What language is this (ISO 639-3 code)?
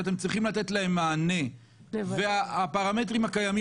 heb